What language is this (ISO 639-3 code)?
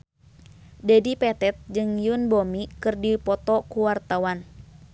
sun